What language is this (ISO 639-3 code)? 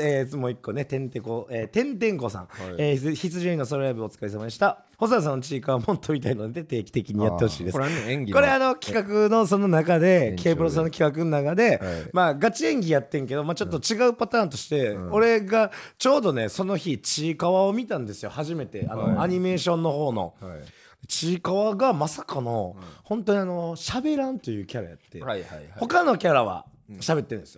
jpn